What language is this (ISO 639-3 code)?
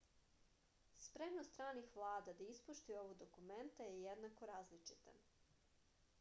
srp